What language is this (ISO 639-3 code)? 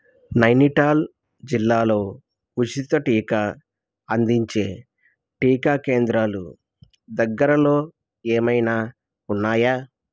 tel